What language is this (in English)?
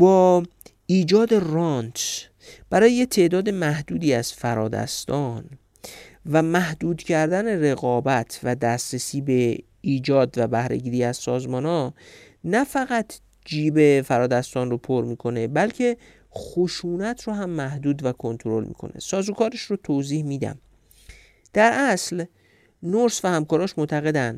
Persian